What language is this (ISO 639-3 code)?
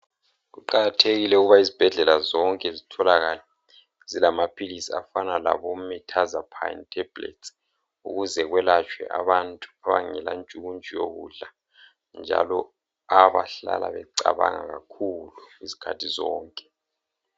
nde